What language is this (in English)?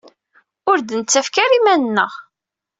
Kabyle